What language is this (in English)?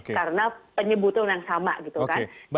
Indonesian